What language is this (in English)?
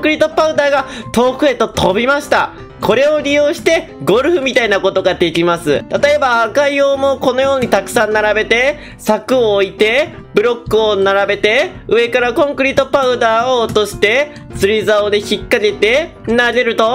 Japanese